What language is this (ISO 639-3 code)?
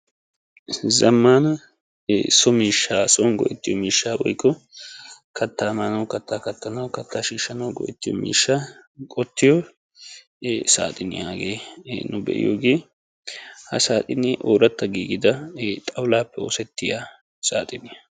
wal